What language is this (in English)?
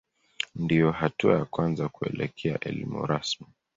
Swahili